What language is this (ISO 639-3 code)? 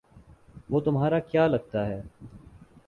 urd